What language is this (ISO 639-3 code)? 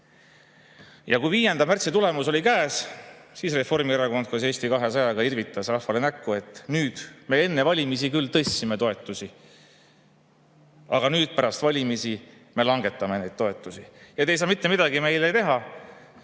est